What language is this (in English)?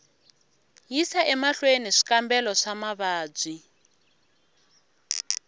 Tsonga